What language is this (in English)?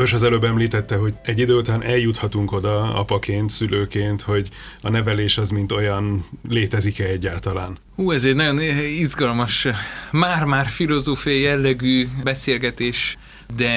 Hungarian